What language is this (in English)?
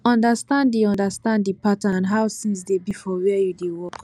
Nigerian Pidgin